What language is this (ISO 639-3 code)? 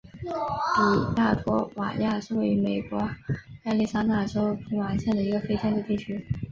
zho